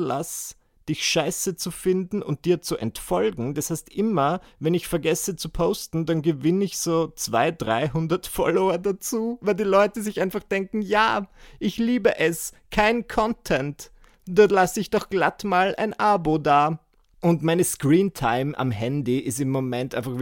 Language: German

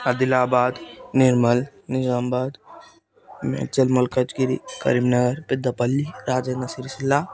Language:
Telugu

